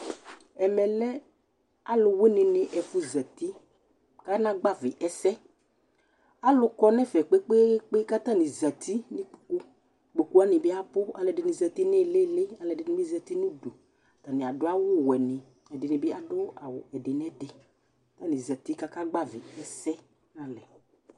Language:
Ikposo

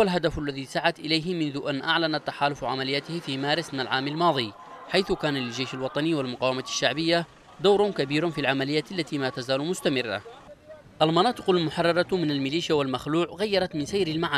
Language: Arabic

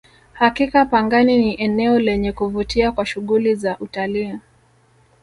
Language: Swahili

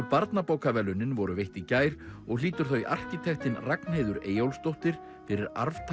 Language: Icelandic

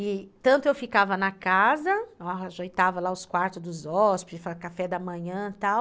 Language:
Portuguese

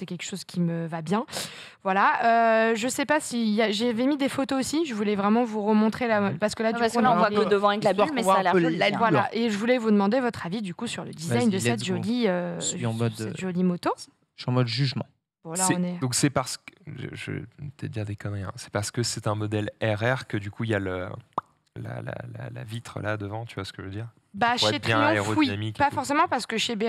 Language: French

